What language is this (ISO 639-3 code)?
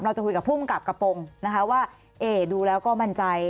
tha